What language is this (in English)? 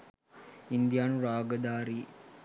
Sinhala